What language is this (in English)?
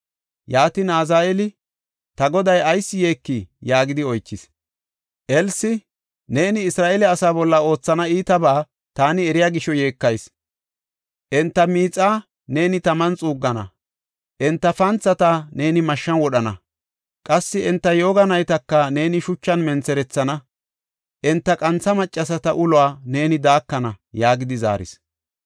Gofa